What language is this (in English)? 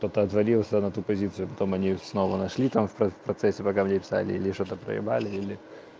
Russian